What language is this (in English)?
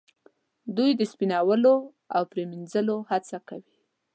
Pashto